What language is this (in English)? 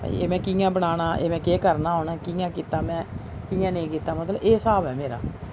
Dogri